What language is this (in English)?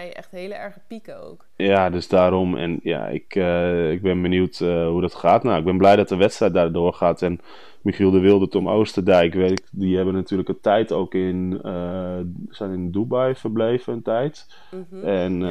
Dutch